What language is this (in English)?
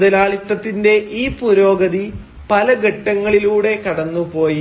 Malayalam